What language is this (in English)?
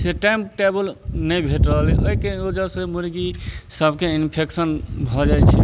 Maithili